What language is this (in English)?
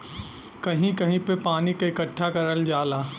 Bhojpuri